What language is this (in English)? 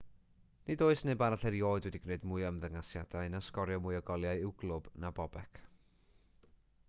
Welsh